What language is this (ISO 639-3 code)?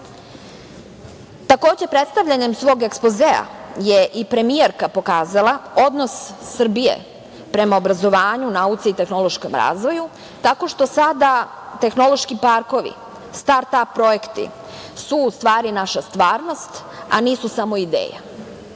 srp